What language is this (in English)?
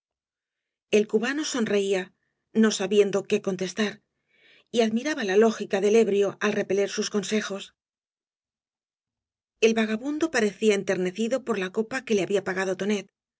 Spanish